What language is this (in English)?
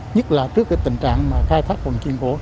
Vietnamese